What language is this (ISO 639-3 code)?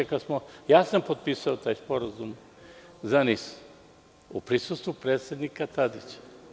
srp